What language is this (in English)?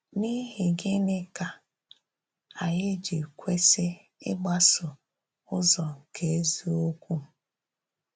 Igbo